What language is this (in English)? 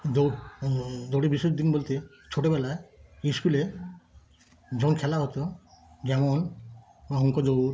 Bangla